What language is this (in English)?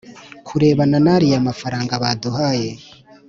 Kinyarwanda